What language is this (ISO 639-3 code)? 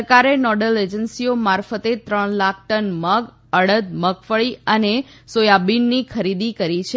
guj